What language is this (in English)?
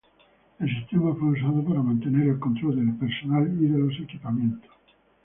Spanish